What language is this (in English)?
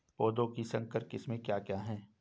Hindi